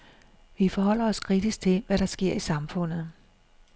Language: Danish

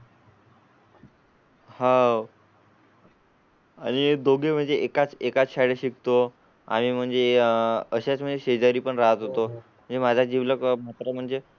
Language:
Marathi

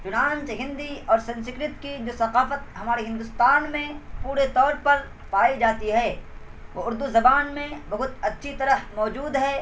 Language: Urdu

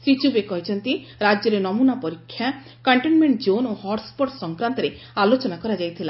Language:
Odia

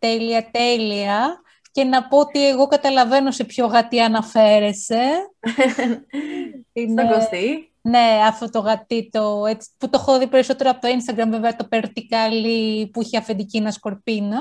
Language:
Greek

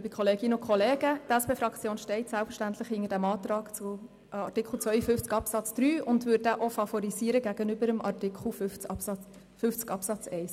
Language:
Swiss German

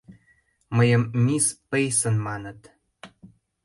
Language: Mari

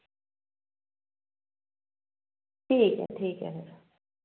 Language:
Dogri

